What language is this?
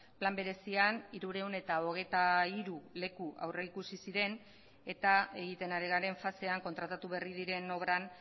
Basque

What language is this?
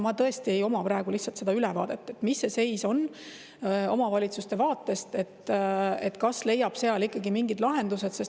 Estonian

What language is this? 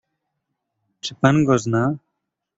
Polish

